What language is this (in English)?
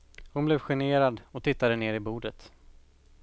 Swedish